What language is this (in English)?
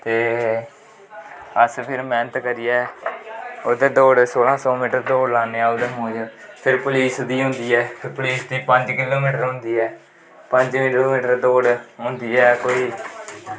Dogri